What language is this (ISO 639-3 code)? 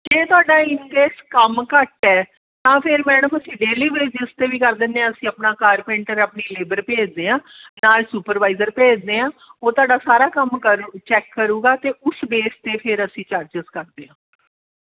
pan